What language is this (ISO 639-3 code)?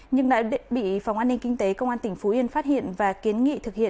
vie